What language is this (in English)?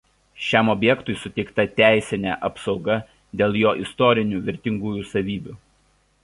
Lithuanian